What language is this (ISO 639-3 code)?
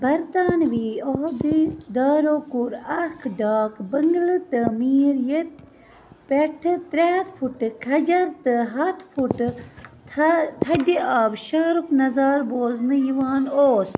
kas